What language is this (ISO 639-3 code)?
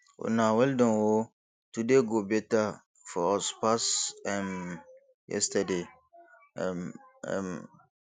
pcm